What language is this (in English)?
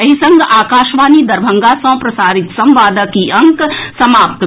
Maithili